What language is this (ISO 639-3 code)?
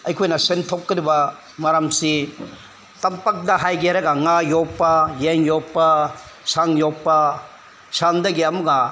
mni